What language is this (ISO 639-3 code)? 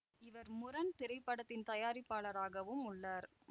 tam